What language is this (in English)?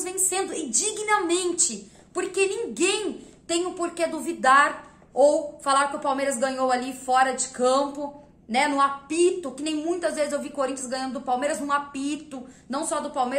Portuguese